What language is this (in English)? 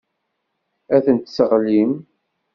Kabyle